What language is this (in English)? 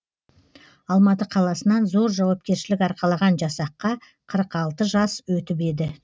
Kazakh